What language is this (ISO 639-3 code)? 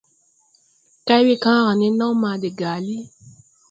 tui